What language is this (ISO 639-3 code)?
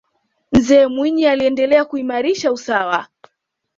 swa